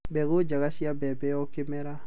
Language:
Kikuyu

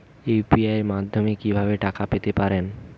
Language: Bangla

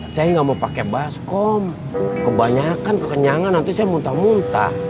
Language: Indonesian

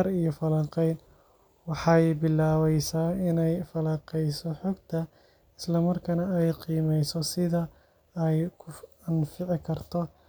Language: Somali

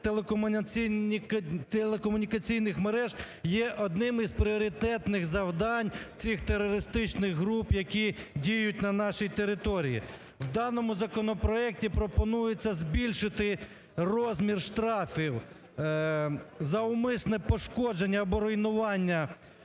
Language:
Ukrainian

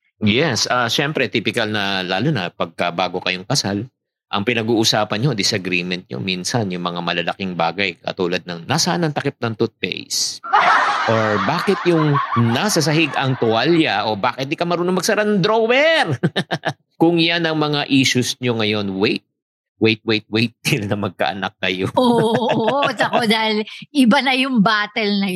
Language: Filipino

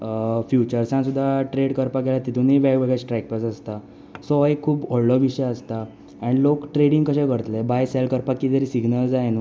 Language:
Konkani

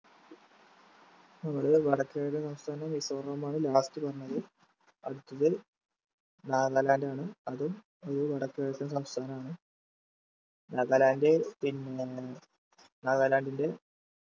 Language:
Malayalam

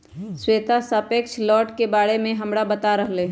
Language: Magahi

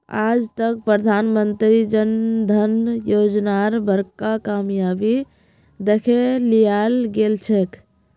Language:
Magahi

